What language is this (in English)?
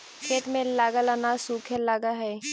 Magahi